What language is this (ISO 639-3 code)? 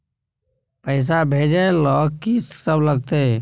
mai